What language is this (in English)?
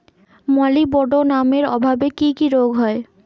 Bangla